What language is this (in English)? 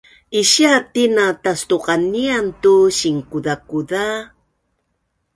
Bunun